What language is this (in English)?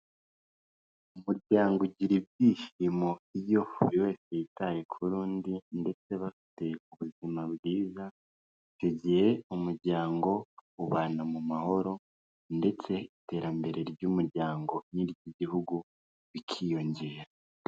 Kinyarwanda